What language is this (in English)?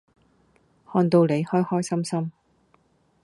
Cantonese